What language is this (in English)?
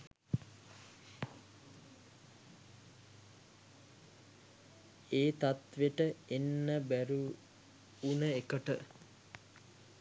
Sinhala